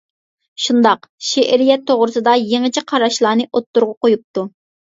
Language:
Uyghur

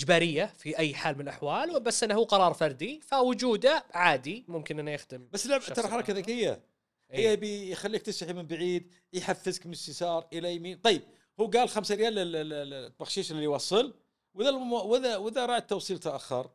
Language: Arabic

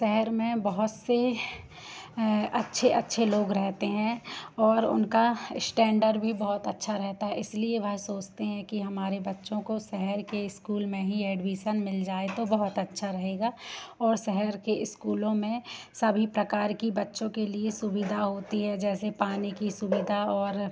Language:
Hindi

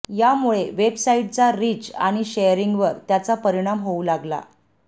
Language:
Marathi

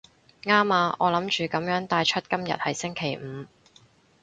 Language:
Cantonese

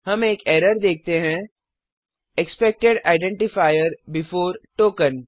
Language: Hindi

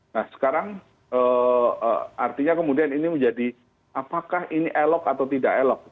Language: Indonesian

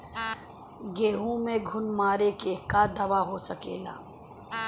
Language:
Bhojpuri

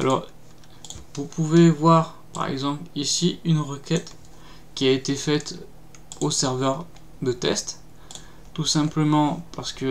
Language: French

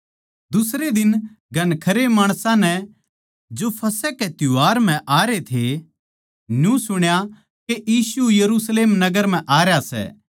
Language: Haryanvi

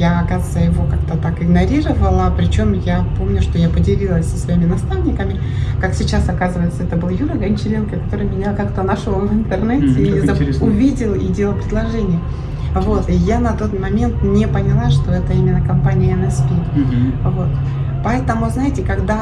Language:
Russian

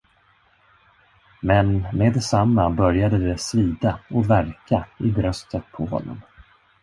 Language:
Swedish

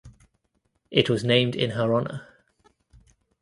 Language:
English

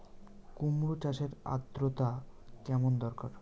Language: Bangla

